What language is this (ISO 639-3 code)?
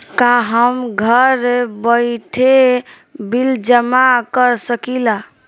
bho